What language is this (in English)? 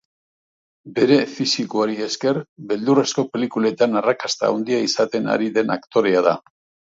Basque